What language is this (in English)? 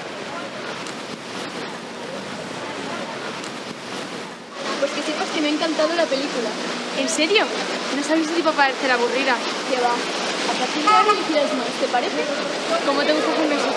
Spanish